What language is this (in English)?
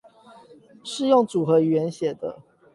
Chinese